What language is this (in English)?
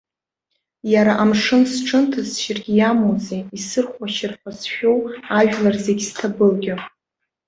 Abkhazian